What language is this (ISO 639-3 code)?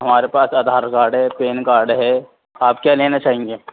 urd